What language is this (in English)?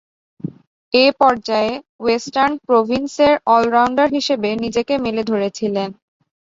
Bangla